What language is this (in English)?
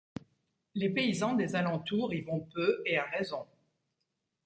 French